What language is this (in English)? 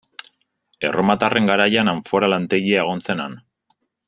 Basque